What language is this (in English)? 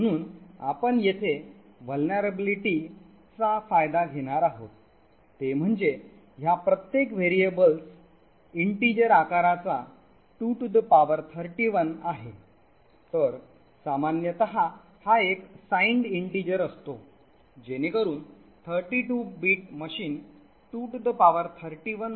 Marathi